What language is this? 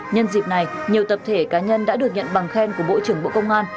Vietnamese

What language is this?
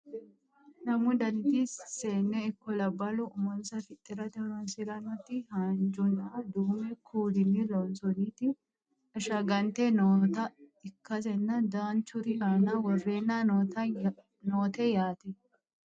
Sidamo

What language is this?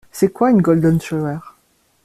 French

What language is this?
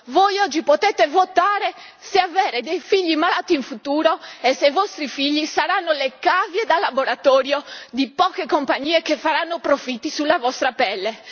Italian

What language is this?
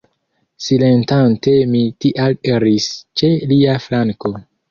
Esperanto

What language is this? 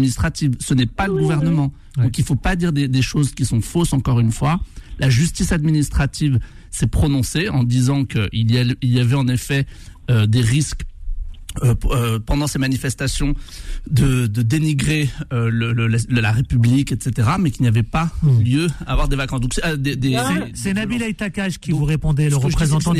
French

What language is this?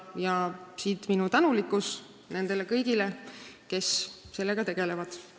Estonian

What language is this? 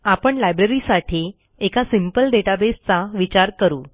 Marathi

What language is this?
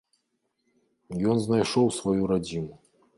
Belarusian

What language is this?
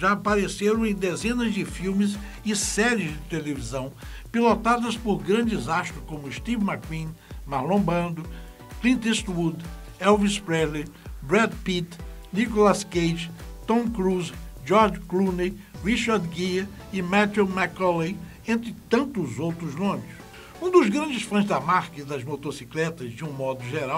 Portuguese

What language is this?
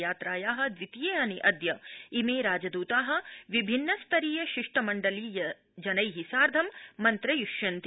Sanskrit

